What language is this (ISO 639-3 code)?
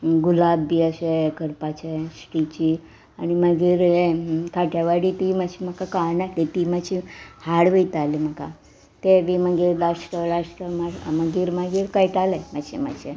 kok